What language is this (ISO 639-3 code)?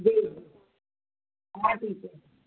snd